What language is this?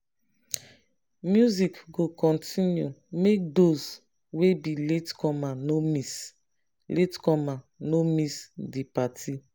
Nigerian Pidgin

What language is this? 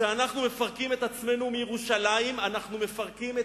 Hebrew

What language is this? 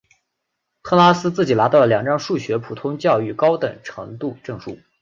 Chinese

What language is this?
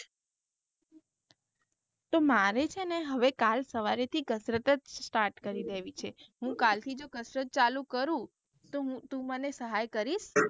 Gujarati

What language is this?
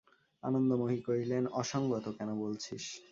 Bangla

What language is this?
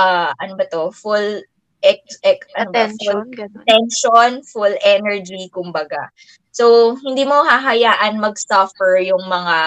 Filipino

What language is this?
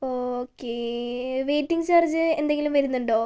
Malayalam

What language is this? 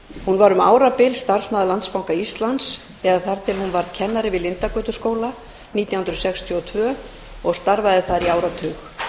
Icelandic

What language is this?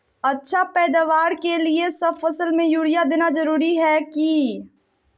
Magahi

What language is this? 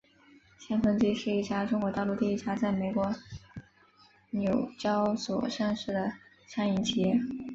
Chinese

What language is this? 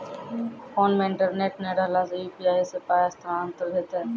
Maithili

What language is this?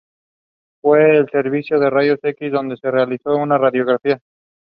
English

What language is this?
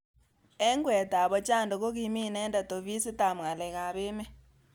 Kalenjin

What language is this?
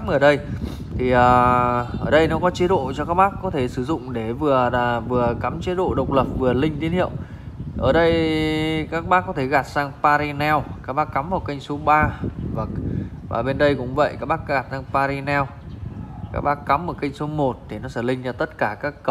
Vietnamese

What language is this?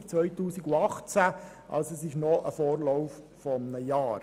Swiss German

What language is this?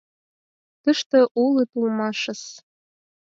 Mari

